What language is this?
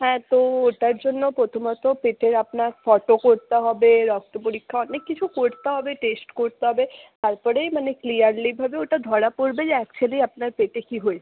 Bangla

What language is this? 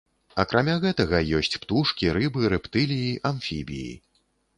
Belarusian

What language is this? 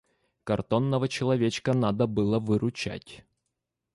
Russian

